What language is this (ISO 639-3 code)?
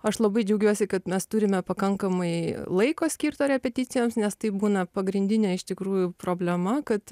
lit